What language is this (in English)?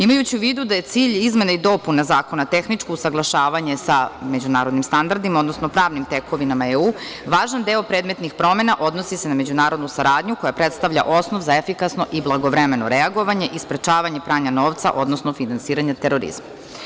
Serbian